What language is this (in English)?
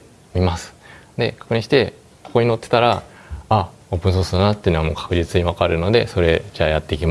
Japanese